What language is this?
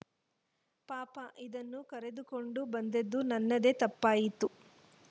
Kannada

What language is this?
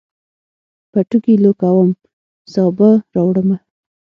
Pashto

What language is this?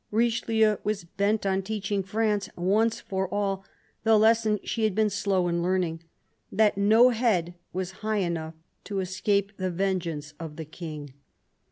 English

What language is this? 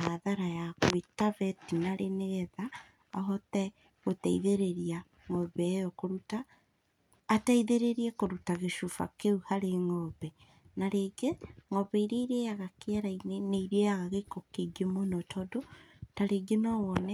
Kikuyu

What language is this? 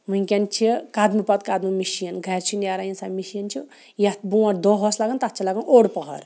Kashmiri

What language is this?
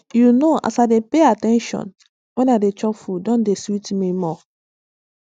Nigerian Pidgin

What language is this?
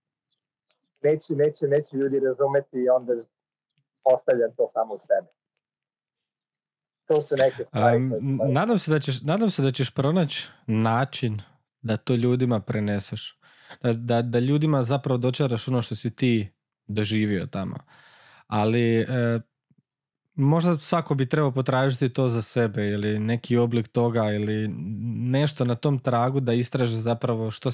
Croatian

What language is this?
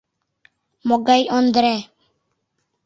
Mari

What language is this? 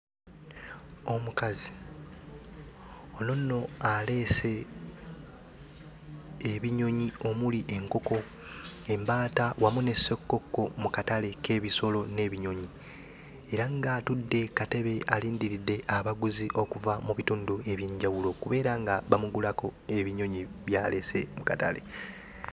Ganda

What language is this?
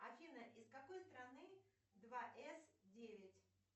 Russian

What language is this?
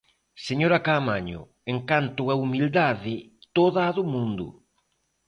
Galician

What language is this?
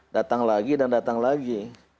Indonesian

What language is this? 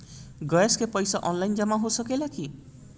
Bhojpuri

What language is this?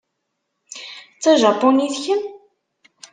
Kabyle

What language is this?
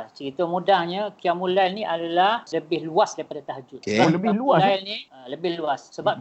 Malay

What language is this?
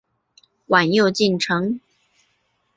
Chinese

